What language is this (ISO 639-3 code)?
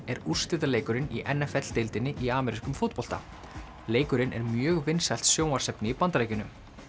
isl